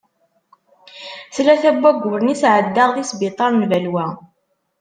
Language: Kabyle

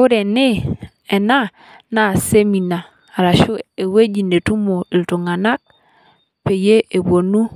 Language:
Masai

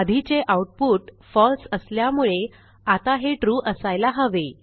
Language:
Marathi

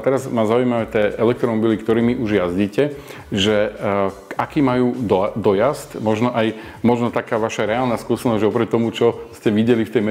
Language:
Slovak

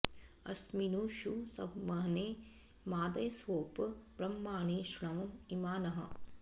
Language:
Sanskrit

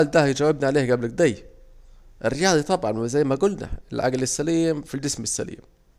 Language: Saidi Arabic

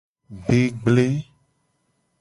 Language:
Gen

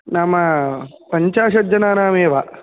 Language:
Sanskrit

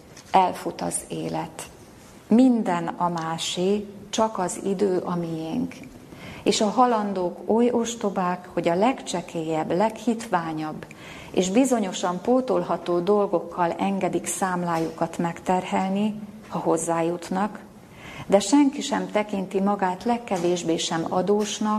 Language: Hungarian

